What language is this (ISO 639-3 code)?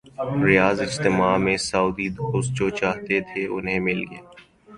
urd